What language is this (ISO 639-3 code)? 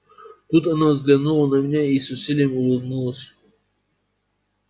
rus